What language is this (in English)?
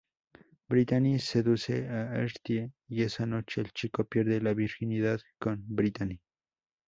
Spanish